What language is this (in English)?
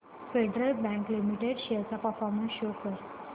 Marathi